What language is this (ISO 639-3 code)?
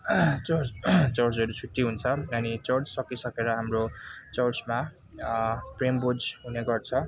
nep